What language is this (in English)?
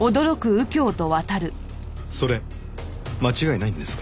Japanese